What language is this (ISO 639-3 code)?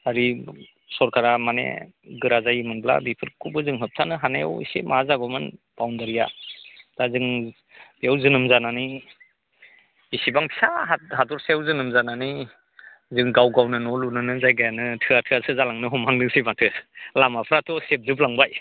brx